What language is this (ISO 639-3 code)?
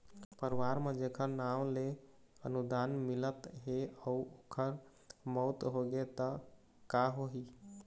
hne